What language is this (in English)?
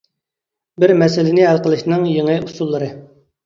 Uyghur